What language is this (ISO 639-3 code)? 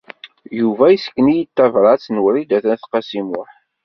kab